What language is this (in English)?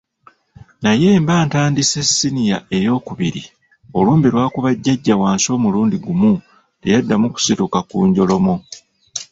Ganda